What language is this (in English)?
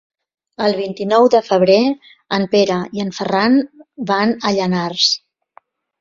Catalan